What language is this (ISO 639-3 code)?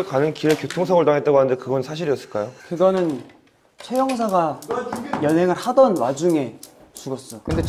kor